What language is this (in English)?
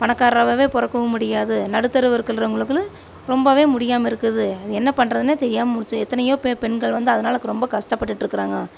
Tamil